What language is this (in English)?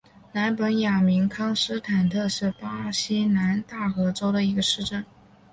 Chinese